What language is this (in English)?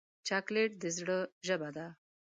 Pashto